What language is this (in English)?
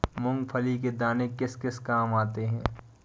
Hindi